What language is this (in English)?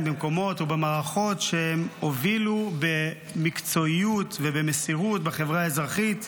Hebrew